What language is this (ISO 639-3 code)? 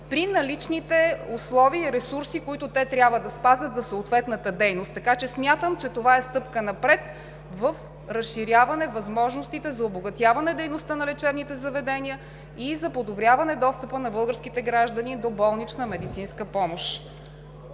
bul